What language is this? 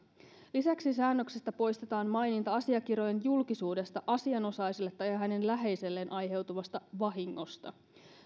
Finnish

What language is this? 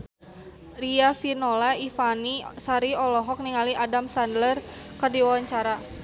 Sundanese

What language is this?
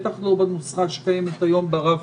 Hebrew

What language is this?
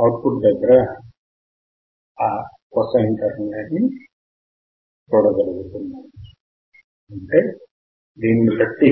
Telugu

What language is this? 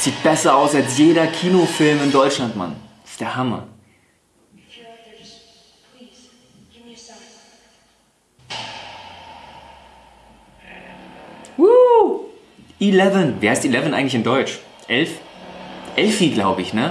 German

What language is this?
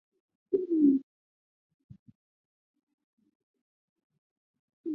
Chinese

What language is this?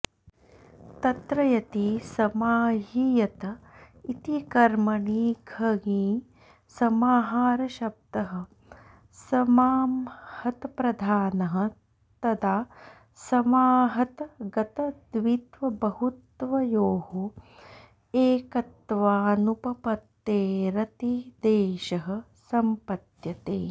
Sanskrit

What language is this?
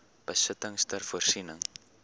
Afrikaans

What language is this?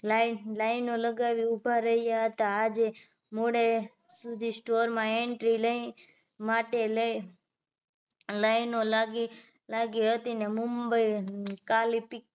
Gujarati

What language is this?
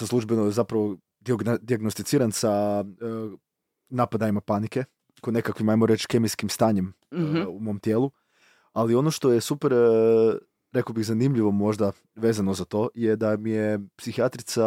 Croatian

